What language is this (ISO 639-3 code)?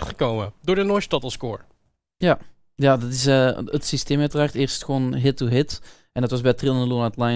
nld